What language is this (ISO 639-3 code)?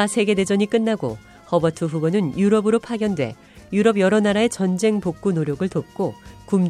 kor